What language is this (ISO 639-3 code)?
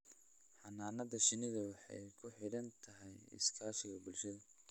som